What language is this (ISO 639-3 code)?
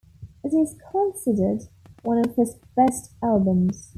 eng